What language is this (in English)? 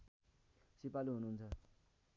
Nepali